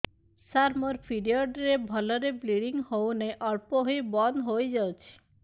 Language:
Odia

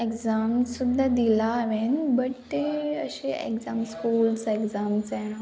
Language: Konkani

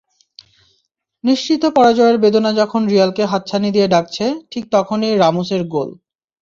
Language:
Bangla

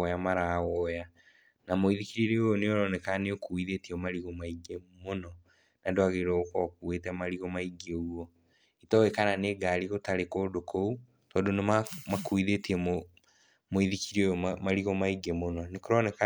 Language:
Kikuyu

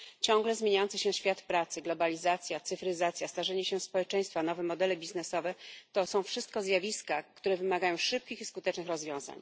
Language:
Polish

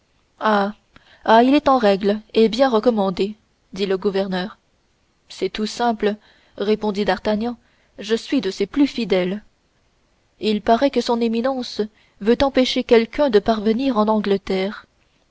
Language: French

